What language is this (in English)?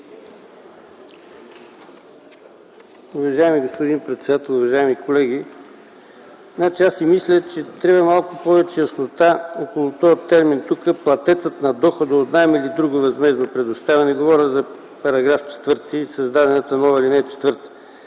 Bulgarian